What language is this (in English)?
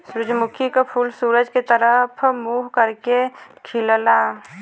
Bhojpuri